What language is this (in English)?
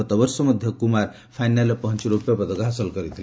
Odia